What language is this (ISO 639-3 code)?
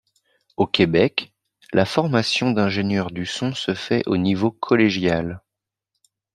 fra